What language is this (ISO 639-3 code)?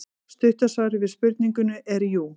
isl